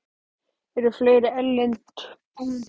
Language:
Icelandic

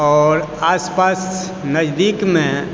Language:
Maithili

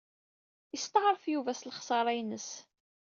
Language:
Kabyle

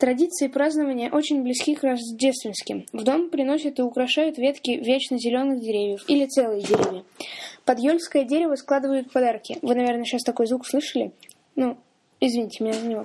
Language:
Russian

